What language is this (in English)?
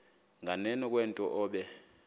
Xhosa